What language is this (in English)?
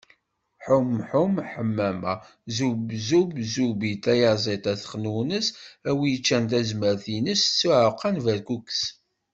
Kabyle